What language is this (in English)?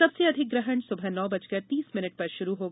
Hindi